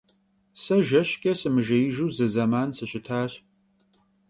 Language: Kabardian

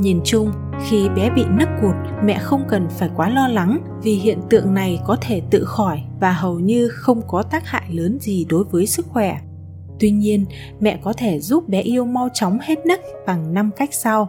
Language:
Vietnamese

